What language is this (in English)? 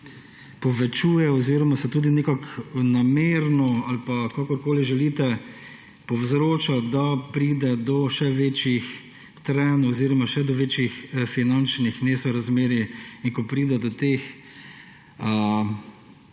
Slovenian